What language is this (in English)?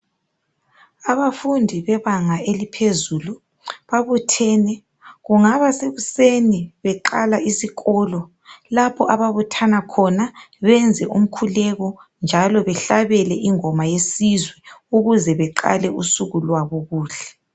North Ndebele